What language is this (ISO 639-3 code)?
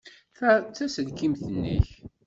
kab